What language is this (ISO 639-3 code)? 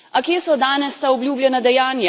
slv